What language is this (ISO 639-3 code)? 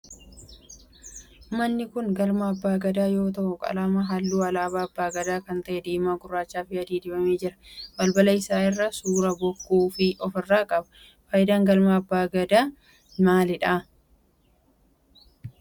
orm